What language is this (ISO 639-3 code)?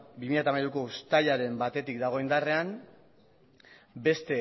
eus